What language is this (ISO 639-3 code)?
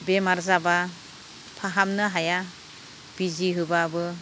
brx